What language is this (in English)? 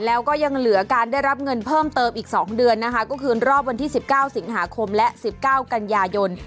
Thai